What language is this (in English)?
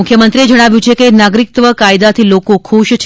Gujarati